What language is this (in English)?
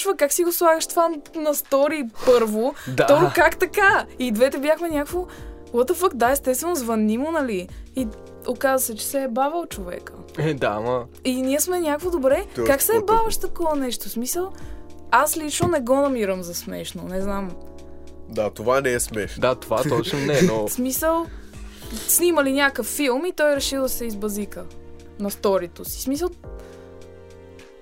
Bulgarian